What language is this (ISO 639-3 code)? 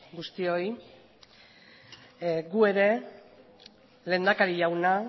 eus